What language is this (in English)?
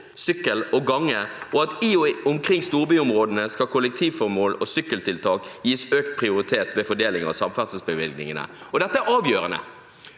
Norwegian